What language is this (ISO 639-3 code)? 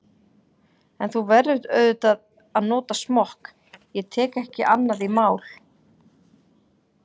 isl